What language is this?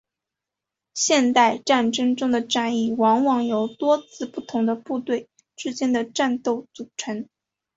Chinese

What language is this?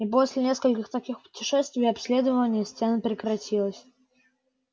Russian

